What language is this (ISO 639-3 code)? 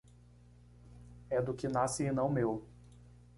por